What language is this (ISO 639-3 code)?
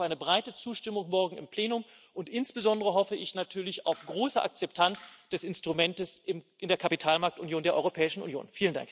deu